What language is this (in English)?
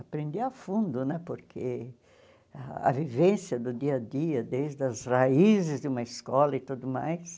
Portuguese